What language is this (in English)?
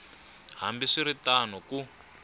Tsonga